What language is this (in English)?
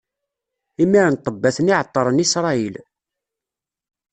Kabyle